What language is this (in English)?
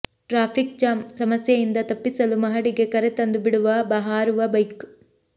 Kannada